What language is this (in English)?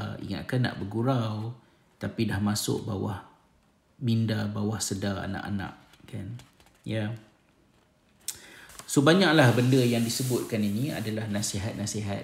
Malay